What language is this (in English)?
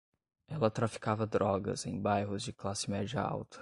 Portuguese